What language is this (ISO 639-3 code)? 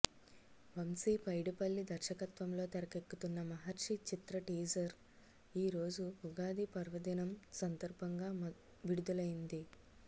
tel